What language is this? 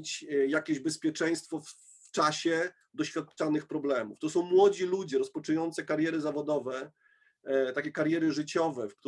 Polish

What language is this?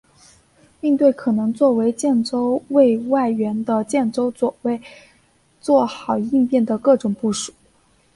Chinese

